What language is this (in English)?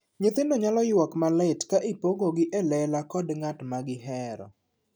Luo (Kenya and Tanzania)